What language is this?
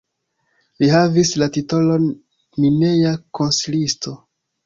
Esperanto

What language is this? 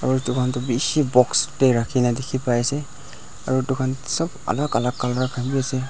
Naga Pidgin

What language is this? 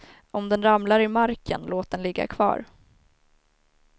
Swedish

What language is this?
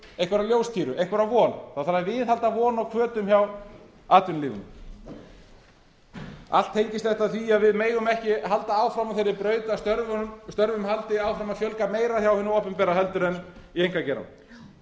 Icelandic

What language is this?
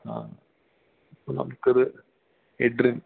Malayalam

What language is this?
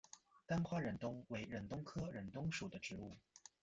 Chinese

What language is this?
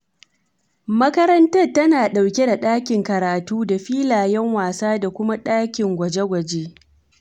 Hausa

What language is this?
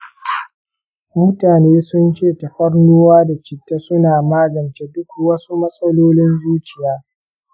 Hausa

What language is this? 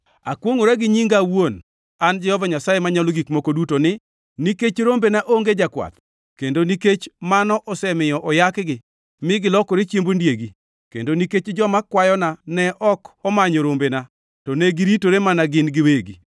Luo (Kenya and Tanzania)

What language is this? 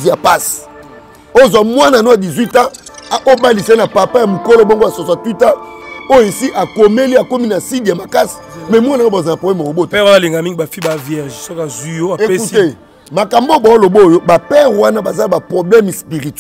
French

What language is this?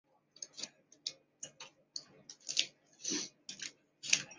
Chinese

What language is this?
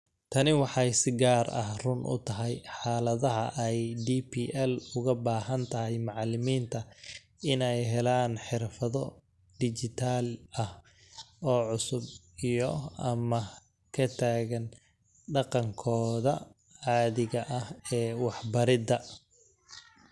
Somali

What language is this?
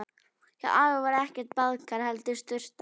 Icelandic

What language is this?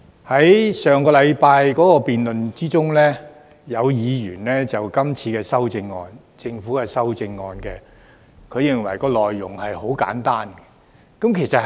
Cantonese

